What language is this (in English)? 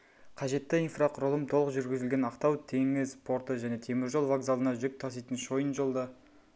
Kazakh